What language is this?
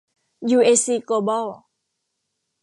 Thai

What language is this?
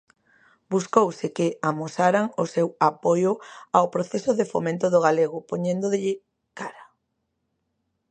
Galician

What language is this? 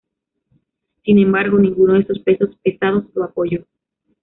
Spanish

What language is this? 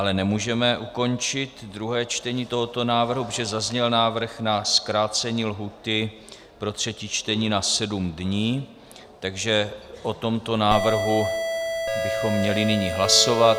Czech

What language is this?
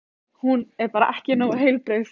Icelandic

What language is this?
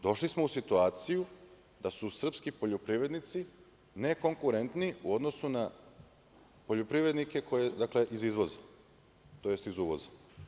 Serbian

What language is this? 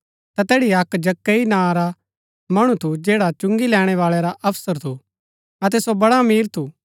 Gaddi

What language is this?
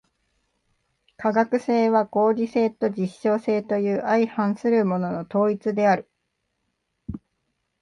Japanese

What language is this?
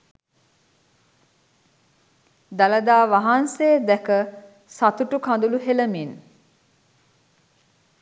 Sinhala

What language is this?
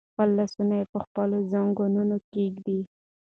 Pashto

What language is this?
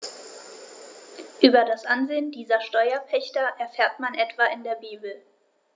German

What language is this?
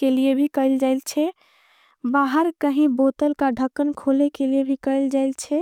Angika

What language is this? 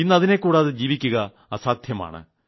Malayalam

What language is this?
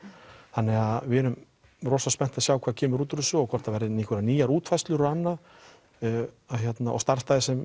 Icelandic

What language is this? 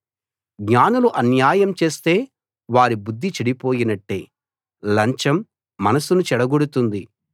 Telugu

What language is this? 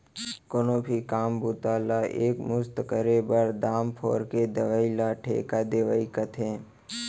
Chhattisgarhi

